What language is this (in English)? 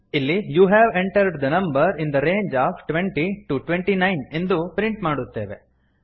Kannada